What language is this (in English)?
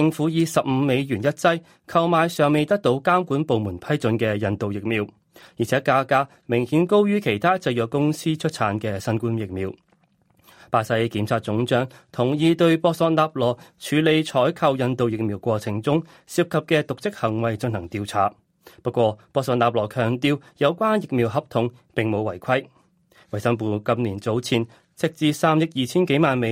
Chinese